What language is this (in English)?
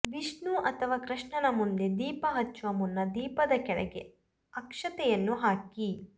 Kannada